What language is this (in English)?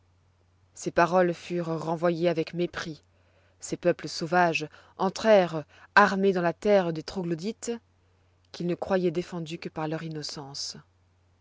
French